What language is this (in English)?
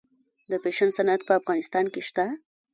Pashto